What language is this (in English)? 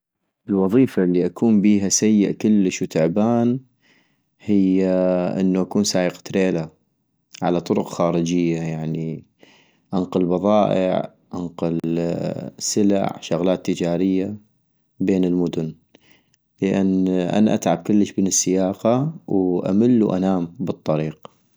North Mesopotamian Arabic